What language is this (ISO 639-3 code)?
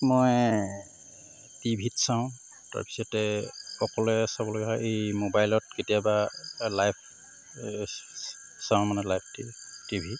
asm